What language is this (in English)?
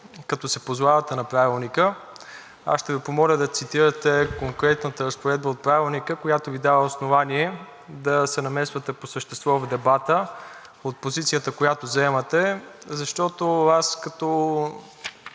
Bulgarian